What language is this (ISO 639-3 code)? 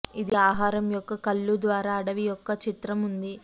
tel